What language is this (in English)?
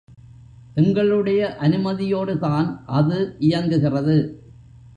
Tamil